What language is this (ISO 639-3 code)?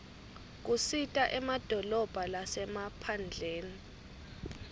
ssw